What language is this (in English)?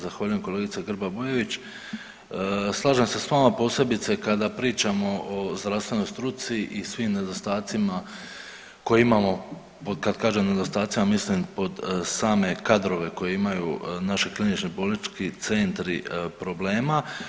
Croatian